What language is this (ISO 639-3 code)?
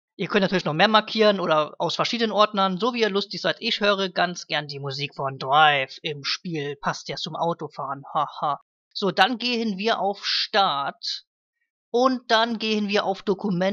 deu